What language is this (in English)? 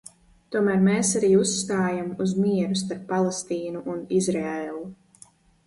Latvian